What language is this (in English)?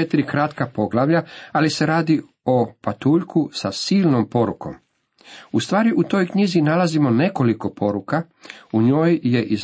Croatian